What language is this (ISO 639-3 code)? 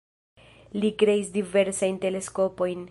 epo